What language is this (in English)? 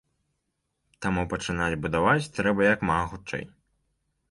Belarusian